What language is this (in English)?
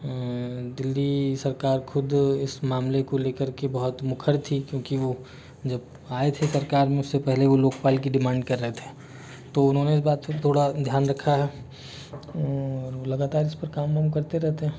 Hindi